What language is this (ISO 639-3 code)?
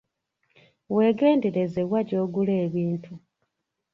lug